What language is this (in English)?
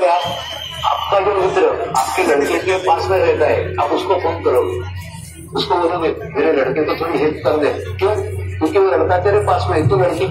Arabic